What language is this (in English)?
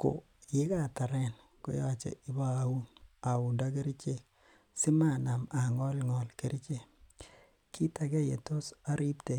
Kalenjin